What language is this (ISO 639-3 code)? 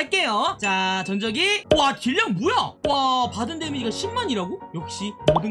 kor